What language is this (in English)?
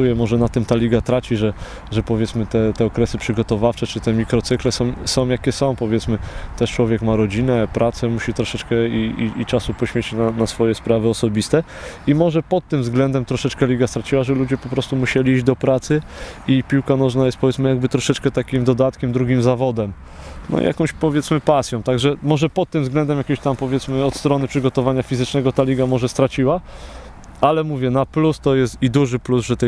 Polish